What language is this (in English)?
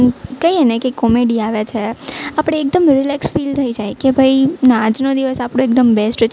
Gujarati